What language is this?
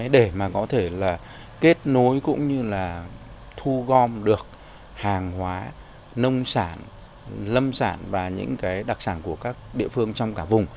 Vietnamese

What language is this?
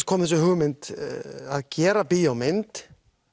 Icelandic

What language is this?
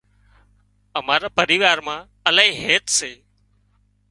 Wadiyara Koli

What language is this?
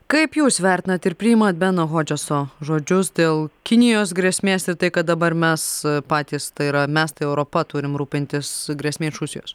Lithuanian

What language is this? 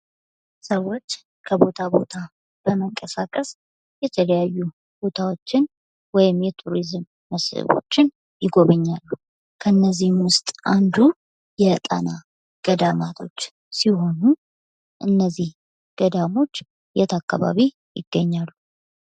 Amharic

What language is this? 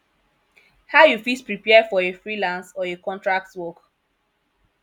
Nigerian Pidgin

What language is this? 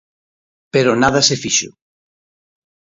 Galician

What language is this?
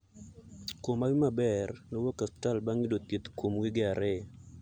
Luo (Kenya and Tanzania)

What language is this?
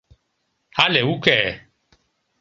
Mari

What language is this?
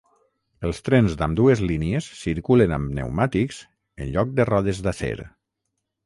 Catalan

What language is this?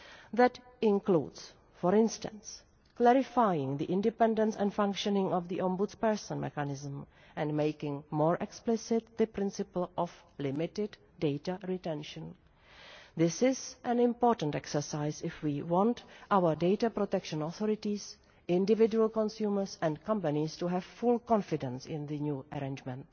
English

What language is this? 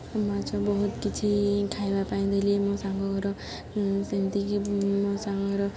Odia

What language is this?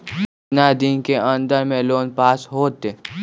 Magahi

